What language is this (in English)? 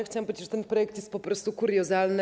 Polish